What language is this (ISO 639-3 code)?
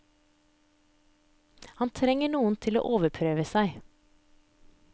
nor